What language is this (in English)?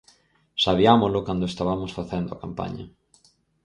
Galician